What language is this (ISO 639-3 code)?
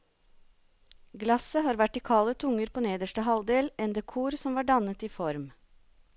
nor